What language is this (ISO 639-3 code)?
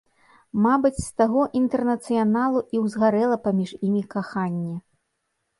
bel